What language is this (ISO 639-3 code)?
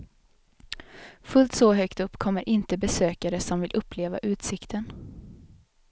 swe